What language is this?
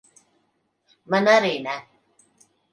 Latvian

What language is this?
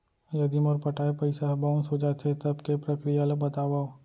Chhattisgarhi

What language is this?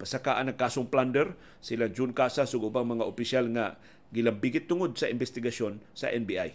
Filipino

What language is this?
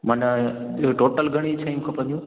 Sindhi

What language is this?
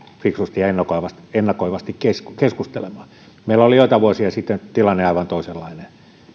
Finnish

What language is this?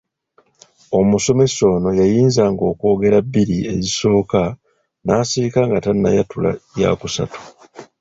Ganda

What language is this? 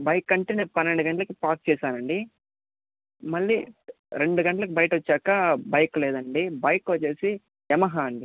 Telugu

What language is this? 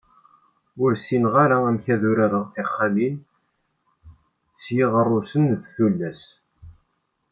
Kabyle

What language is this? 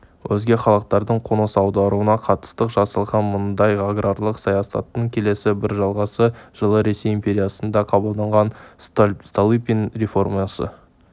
Kazakh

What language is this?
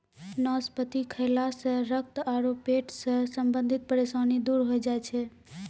Maithili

